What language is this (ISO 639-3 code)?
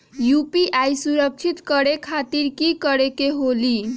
mag